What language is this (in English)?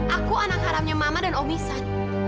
Indonesian